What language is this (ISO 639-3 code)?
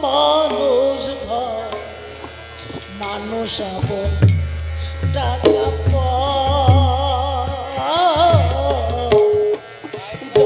ara